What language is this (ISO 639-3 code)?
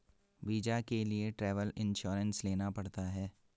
hin